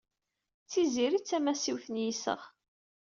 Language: Kabyle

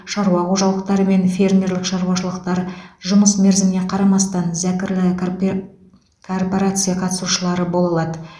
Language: Kazakh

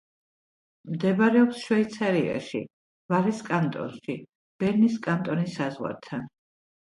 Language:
Georgian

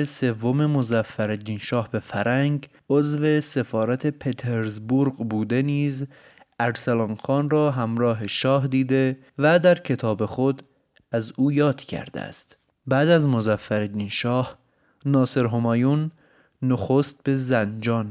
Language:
Persian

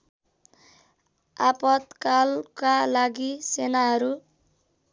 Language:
Nepali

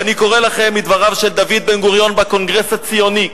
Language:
Hebrew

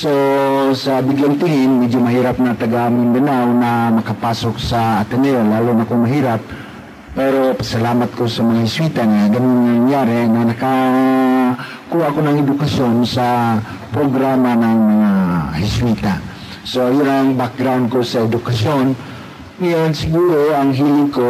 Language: Filipino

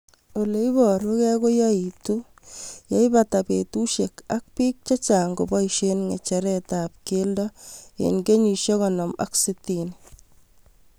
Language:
Kalenjin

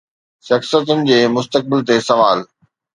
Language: Sindhi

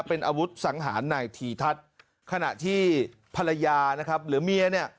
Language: Thai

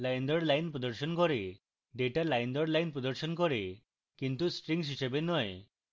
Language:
Bangla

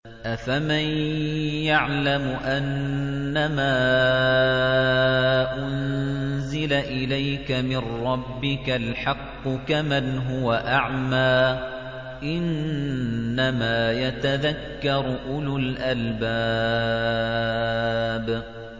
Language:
Arabic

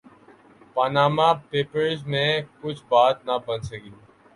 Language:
Urdu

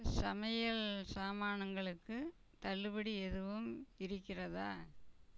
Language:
Tamil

